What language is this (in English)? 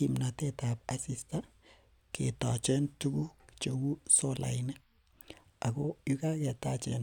Kalenjin